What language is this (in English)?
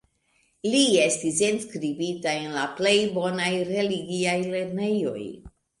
Esperanto